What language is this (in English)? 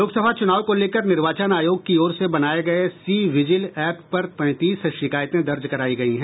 Hindi